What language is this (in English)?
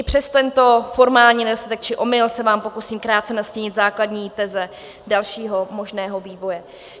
Czech